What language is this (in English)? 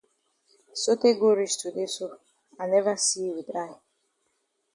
Cameroon Pidgin